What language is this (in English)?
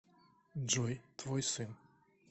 Russian